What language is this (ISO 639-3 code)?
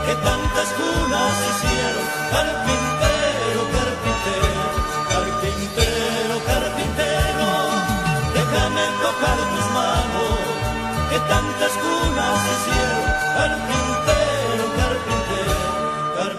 ara